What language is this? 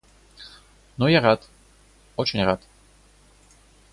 Russian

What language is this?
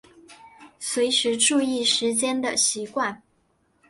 Chinese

